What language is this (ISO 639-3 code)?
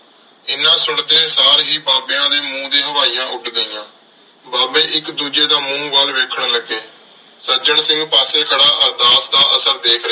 pan